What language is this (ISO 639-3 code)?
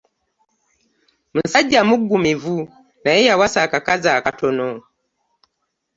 lug